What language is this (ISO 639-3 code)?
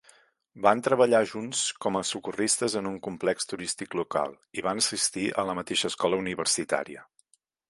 cat